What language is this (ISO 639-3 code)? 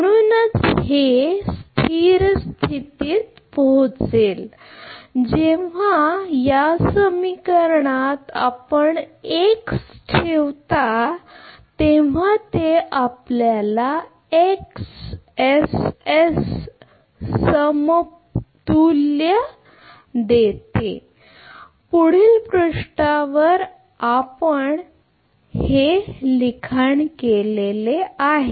mar